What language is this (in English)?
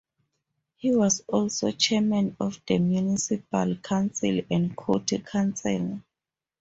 English